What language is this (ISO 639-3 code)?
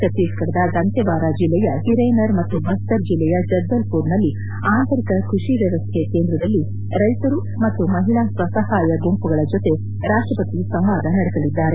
kan